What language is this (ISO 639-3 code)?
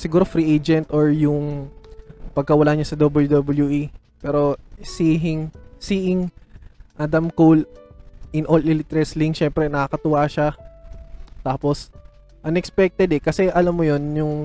fil